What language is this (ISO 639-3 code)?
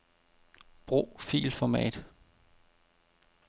dan